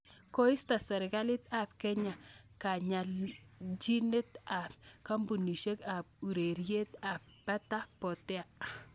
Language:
Kalenjin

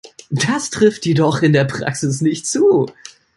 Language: German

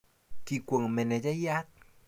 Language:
Kalenjin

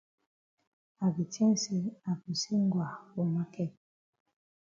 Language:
Cameroon Pidgin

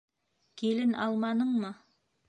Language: Bashkir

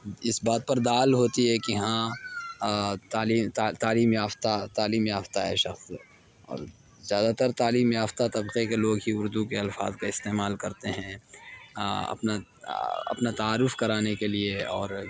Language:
Urdu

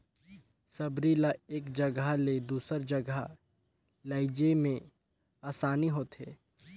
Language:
Chhattisgarhi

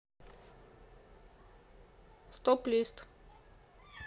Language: Russian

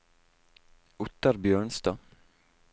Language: Norwegian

